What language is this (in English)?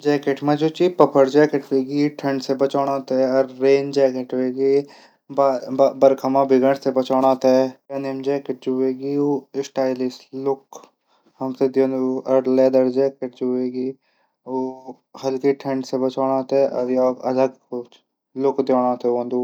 Garhwali